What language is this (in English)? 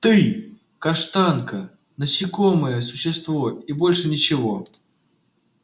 Russian